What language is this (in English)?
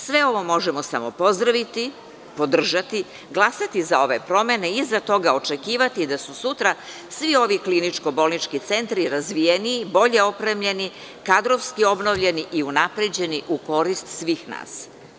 Serbian